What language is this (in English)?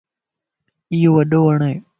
Lasi